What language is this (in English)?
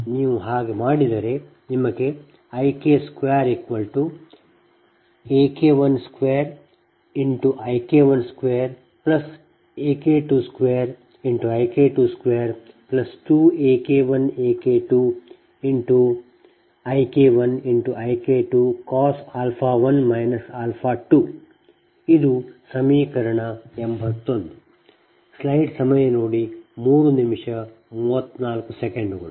Kannada